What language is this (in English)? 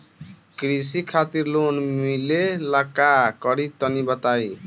Bhojpuri